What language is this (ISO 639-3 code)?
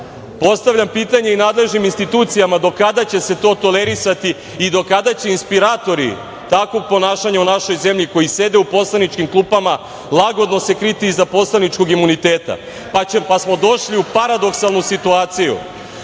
srp